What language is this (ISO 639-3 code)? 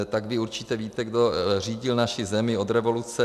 ces